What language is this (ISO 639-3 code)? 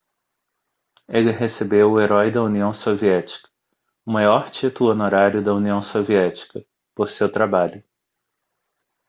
por